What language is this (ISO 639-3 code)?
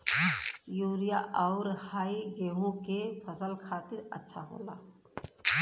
bho